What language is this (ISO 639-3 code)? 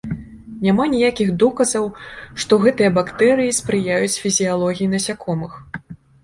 bel